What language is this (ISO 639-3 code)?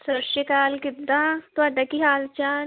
pan